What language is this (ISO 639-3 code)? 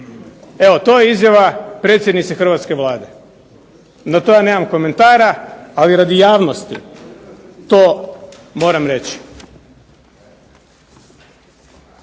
hrv